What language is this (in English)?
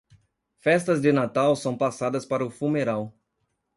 Portuguese